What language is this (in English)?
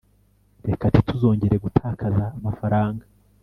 Kinyarwanda